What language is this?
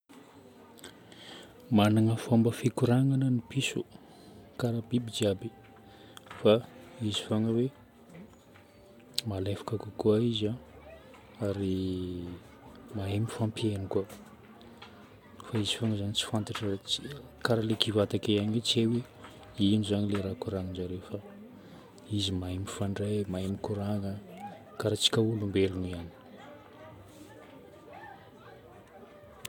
Northern Betsimisaraka Malagasy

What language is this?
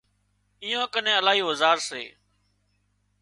Wadiyara Koli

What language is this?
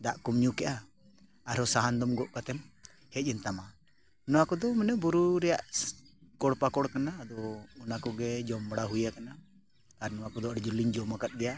Santali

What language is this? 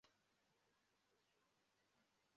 Kinyarwanda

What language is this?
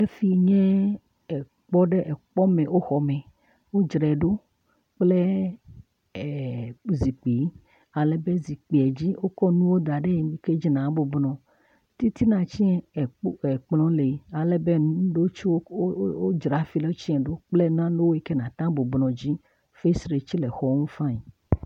Ewe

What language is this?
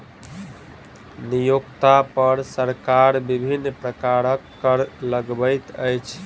Maithili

